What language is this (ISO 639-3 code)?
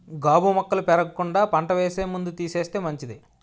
tel